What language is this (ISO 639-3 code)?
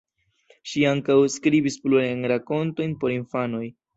epo